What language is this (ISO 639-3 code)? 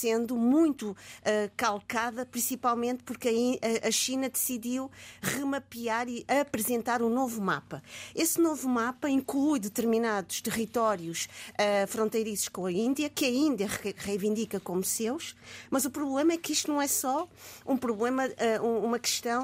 por